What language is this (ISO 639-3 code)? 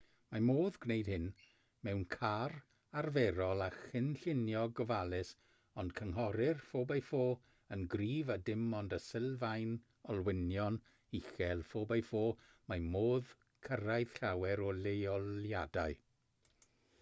cym